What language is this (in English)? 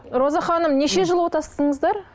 Kazakh